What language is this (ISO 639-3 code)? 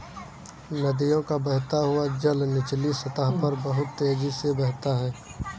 hin